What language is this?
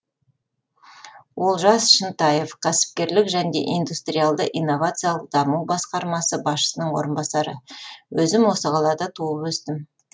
Kazakh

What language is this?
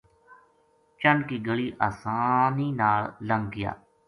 Gujari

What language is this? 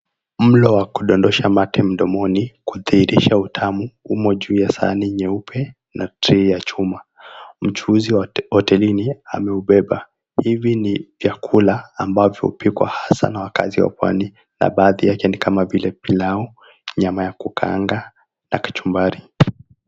Swahili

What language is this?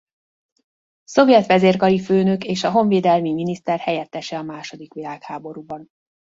Hungarian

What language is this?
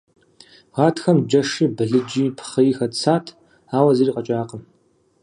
Kabardian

